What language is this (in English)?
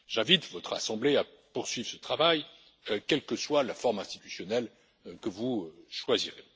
French